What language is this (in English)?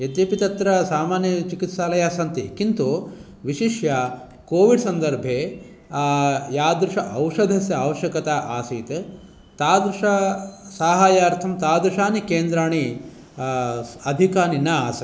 Sanskrit